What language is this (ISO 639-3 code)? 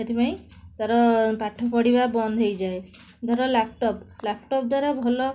ori